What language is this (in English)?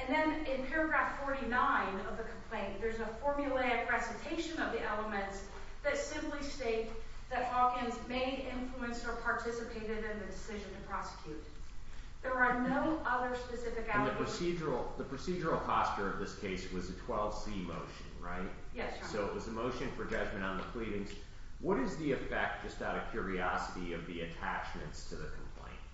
English